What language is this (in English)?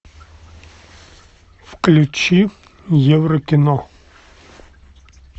Russian